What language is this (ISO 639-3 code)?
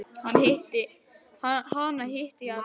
isl